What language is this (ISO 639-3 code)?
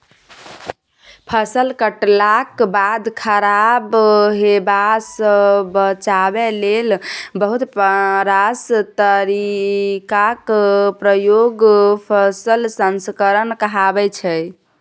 mai